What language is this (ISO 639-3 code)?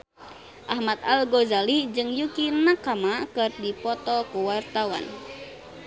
sun